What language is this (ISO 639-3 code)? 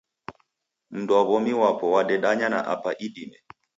dav